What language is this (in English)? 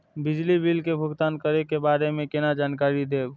Maithili